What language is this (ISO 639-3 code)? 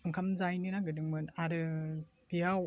brx